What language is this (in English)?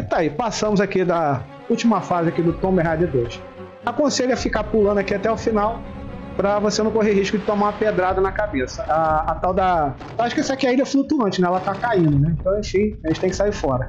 Portuguese